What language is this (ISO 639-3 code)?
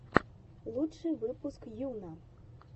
rus